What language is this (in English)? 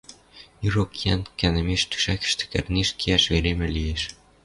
Western Mari